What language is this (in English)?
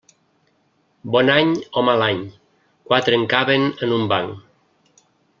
Catalan